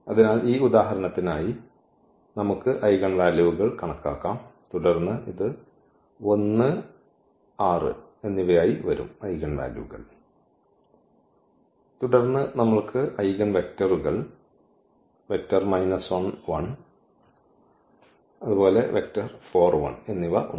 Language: Malayalam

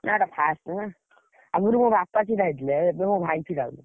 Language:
Odia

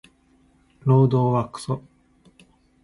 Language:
Japanese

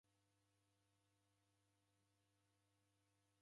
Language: Taita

